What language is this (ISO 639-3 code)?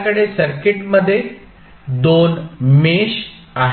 mar